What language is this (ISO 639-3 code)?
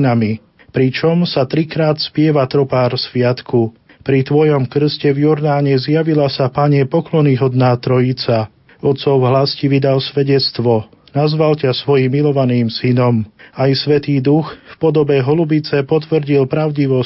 slk